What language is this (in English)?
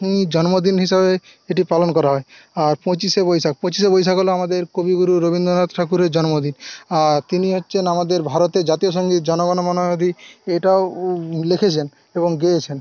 Bangla